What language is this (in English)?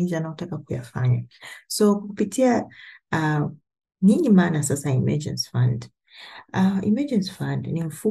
Swahili